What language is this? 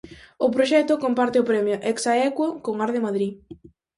Galician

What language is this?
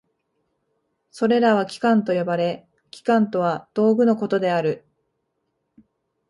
Japanese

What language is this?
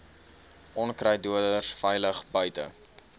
Afrikaans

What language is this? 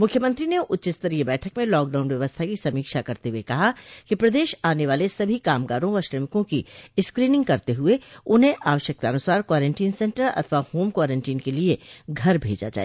Hindi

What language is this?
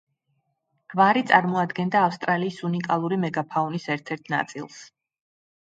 Georgian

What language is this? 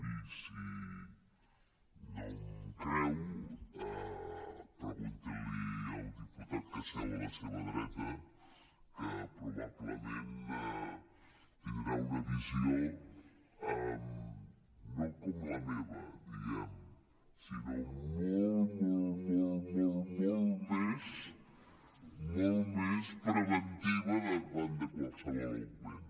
Catalan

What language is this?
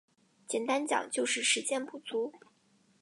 Chinese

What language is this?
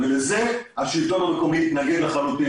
Hebrew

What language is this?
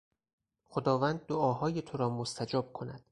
Persian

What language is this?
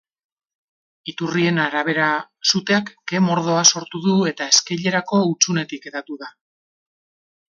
Basque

